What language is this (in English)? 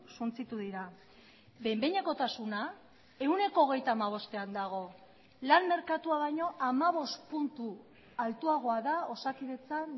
Basque